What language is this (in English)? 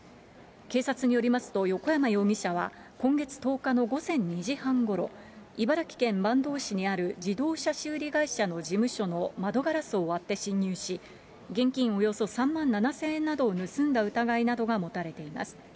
Japanese